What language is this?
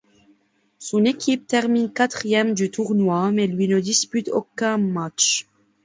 French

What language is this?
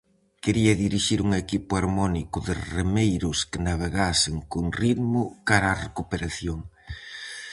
Galician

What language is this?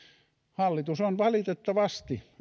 Finnish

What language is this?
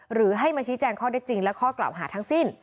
Thai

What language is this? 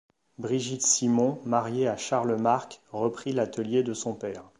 French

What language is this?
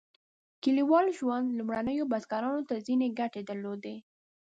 Pashto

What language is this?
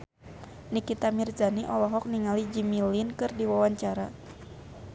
Sundanese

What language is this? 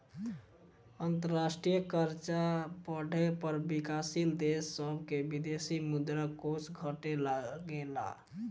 Bhojpuri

